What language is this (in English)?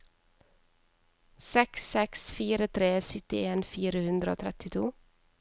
Norwegian